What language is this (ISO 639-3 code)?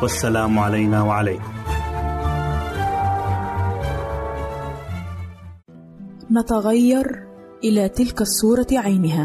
ara